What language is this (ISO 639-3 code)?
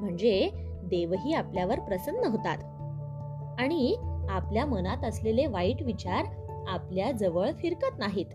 mar